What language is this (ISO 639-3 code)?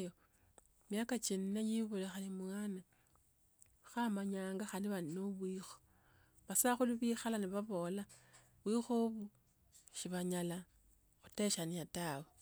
lto